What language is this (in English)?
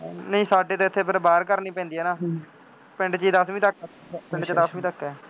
Punjabi